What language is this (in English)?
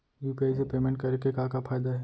Chhattisgarhi